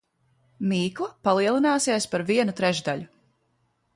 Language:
Latvian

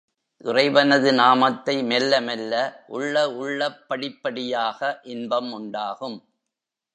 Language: Tamil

